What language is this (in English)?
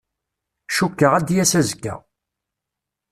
Kabyle